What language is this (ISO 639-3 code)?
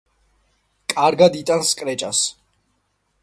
kat